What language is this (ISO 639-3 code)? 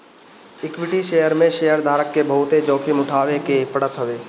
bho